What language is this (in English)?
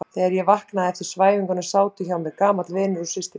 Icelandic